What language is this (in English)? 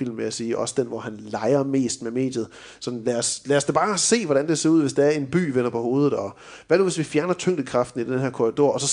Danish